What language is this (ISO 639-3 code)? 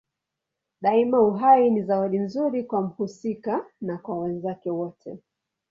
swa